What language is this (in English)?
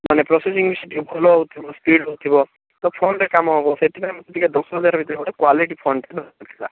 Odia